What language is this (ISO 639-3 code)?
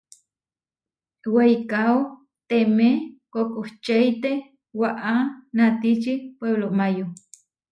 var